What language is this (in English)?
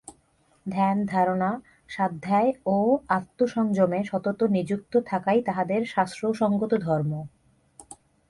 Bangla